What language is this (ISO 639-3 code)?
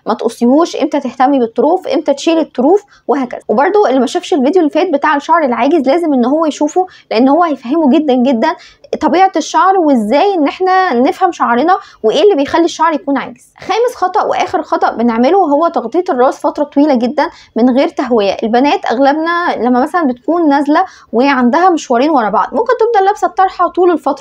ara